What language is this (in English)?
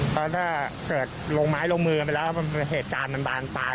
Thai